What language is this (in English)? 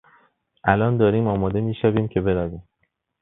Persian